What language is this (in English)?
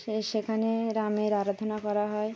Bangla